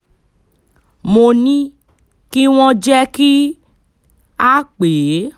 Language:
Yoruba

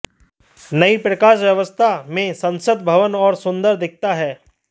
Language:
Hindi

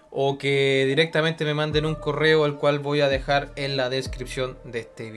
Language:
Spanish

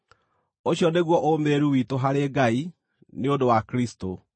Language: Kikuyu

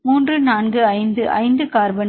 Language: Tamil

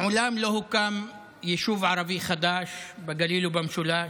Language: Hebrew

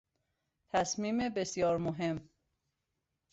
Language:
Persian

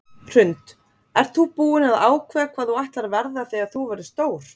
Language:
Icelandic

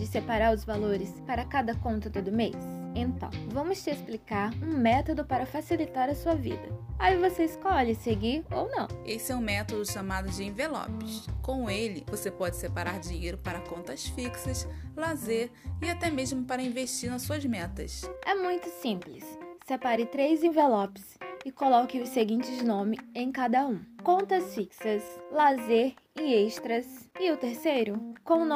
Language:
Portuguese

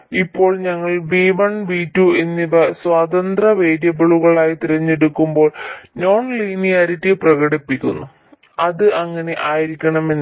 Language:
Malayalam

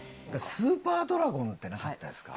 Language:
Japanese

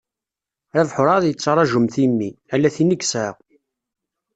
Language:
Kabyle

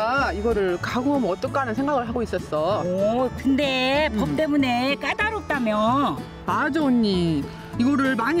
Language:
Korean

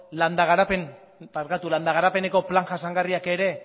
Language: Basque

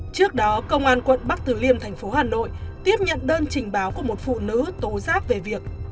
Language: Vietnamese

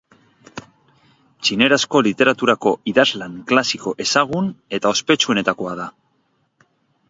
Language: Basque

